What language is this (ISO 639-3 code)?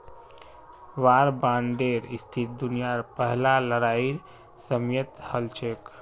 mag